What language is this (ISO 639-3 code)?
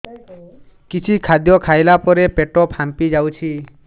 ori